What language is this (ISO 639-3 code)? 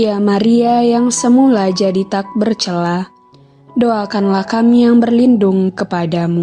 ind